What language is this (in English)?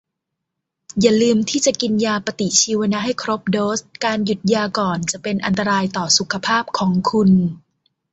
Thai